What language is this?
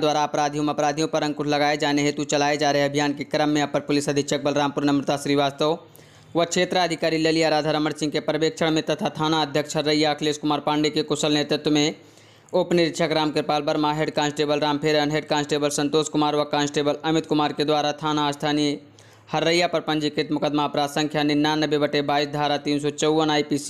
Hindi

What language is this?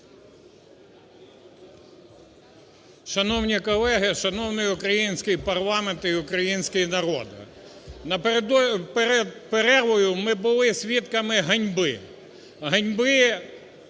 Ukrainian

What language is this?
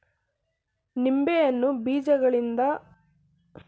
Kannada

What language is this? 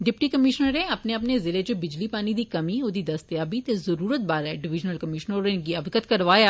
Dogri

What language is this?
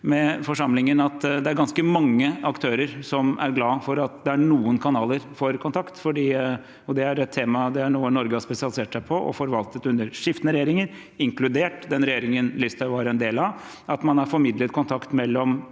Norwegian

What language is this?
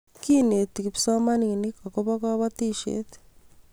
Kalenjin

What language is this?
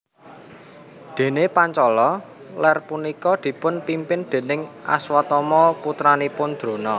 Javanese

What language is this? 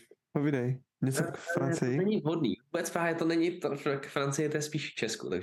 Czech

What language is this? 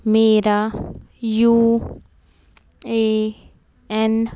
Punjabi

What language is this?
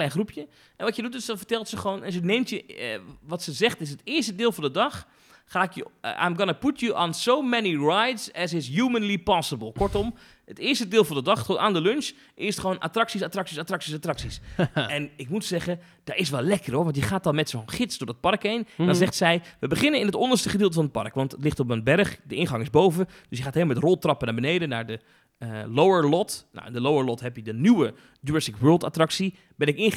Dutch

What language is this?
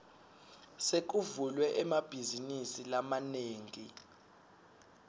Swati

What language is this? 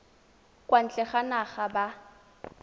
Tswana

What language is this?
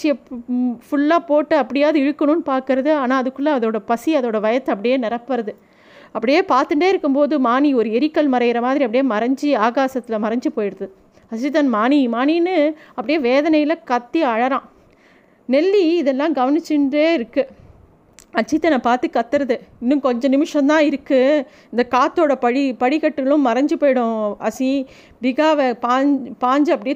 Tamil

